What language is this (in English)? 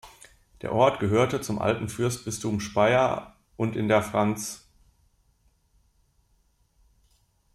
German